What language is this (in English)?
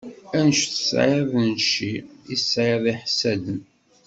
Kabyle